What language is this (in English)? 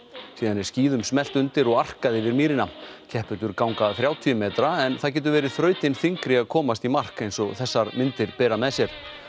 Icelandic